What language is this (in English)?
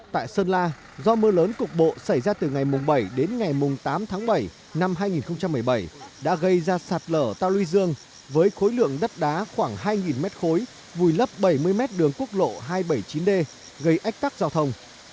Vietnamese